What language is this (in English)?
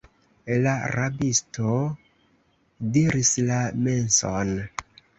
Esperanto